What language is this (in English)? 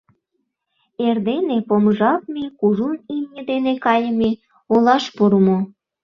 Mari